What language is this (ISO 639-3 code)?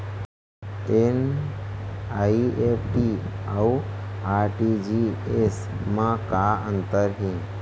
hne